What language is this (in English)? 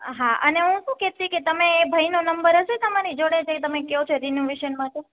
Gujarati